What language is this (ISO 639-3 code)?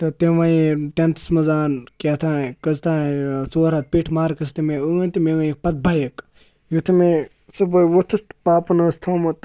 kas